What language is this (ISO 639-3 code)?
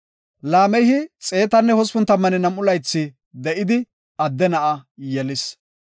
gof